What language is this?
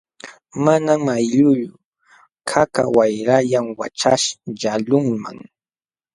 Jauja Wanca Quechua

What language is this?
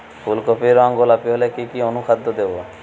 Bangla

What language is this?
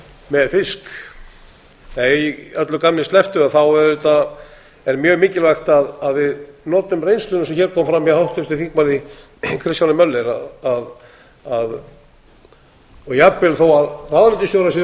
Icelandic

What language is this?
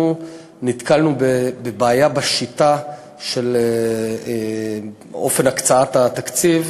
Hebrew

